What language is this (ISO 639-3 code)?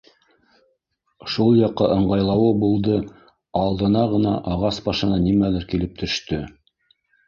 bak